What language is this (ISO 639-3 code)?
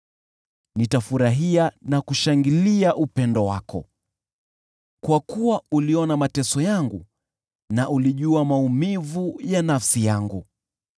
swa